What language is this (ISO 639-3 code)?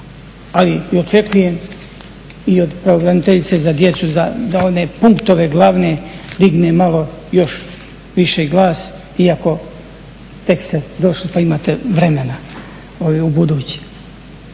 hrv